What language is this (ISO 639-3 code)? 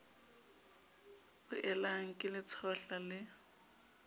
sot